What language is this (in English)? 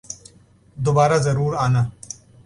Urdu